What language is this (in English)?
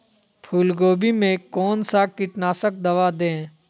Magahi